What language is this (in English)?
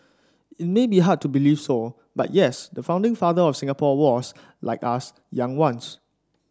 English